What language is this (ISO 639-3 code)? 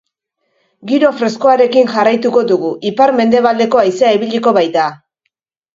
eus